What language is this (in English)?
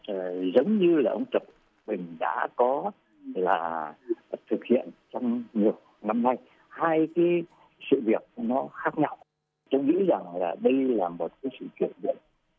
Vietnamese